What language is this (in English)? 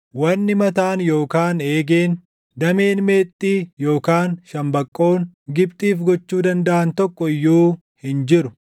Oromo